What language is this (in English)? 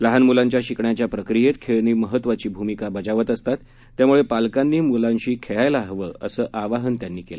Marathi